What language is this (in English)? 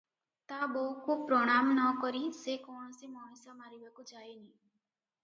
Odia